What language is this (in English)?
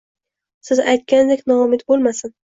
Uzbek